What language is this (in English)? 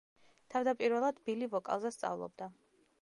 Georgian